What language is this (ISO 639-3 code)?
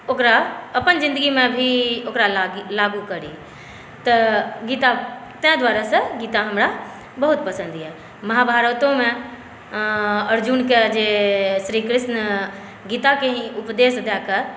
mai